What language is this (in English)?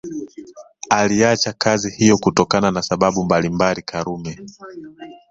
Swahili